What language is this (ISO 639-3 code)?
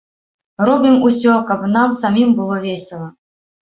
bel